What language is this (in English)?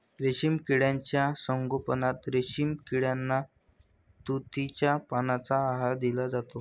Marathi